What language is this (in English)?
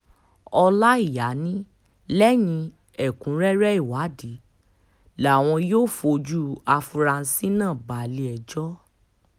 Yoruba